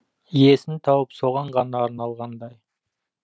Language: Kazakh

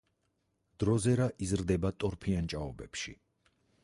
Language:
Georgian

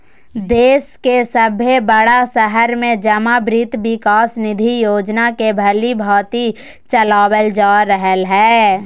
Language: Magahi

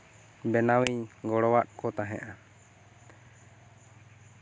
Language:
Santali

